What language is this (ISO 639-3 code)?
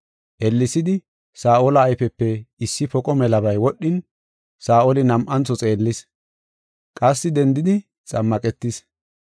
gof